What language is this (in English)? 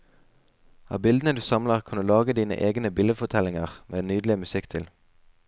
Norwegian